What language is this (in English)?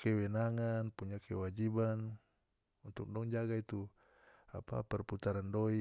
North Moluccan Malay